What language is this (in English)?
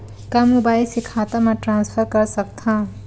Chhattisgarhi